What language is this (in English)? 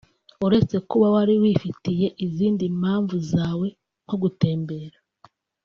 Kinyarwanda